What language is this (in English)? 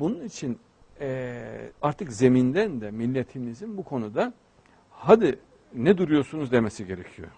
Turkish